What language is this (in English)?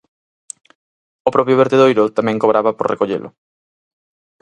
Galician